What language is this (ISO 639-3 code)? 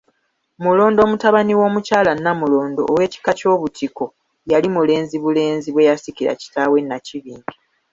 lug